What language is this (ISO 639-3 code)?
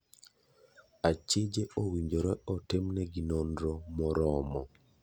luo